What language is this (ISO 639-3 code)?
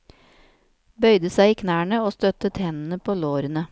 nor